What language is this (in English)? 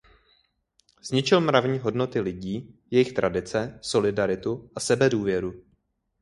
Czech